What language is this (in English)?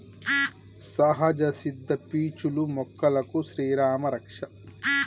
Telugu